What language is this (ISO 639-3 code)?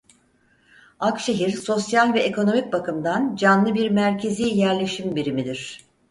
tur